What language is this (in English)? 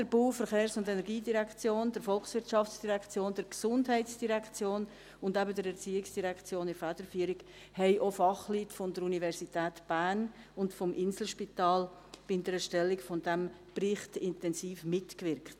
Swiss German